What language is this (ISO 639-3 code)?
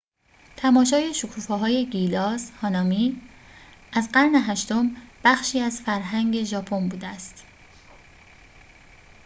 fas